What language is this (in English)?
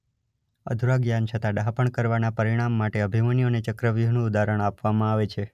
Gujarati